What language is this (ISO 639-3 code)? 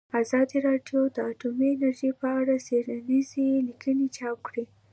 pus